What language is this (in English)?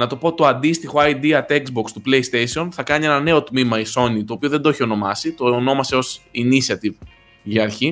Greek